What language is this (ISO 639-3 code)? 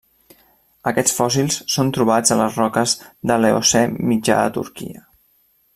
cat